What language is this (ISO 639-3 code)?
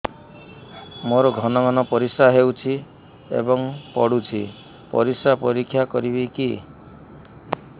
ori